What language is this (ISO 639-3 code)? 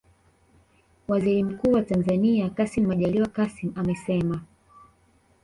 swa